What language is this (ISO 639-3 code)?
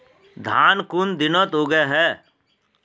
mag